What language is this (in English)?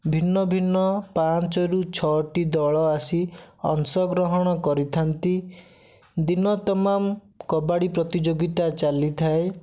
Odia